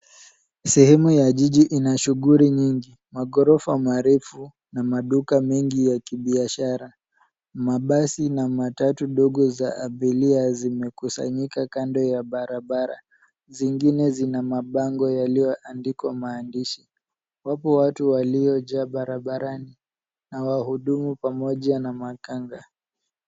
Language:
Swahili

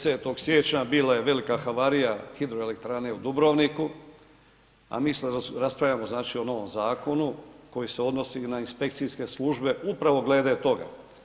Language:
Croatian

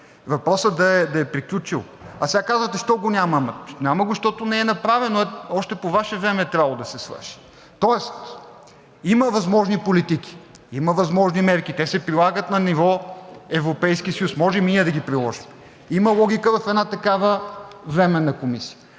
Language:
Bulgarian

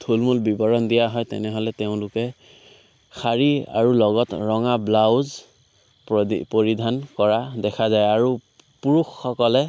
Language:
Assamese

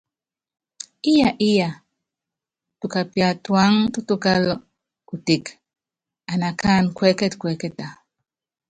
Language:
Yangben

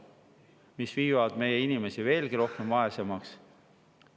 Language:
Estonian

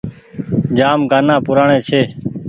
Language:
Goaria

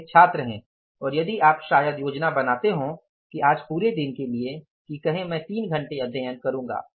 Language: Hindi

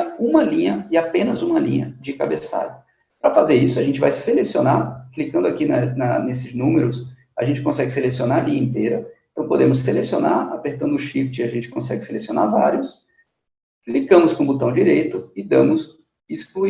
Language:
Portuguese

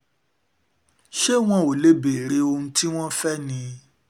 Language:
Yoruba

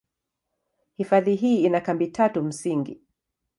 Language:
Swahili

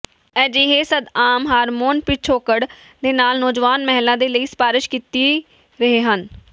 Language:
Punjabi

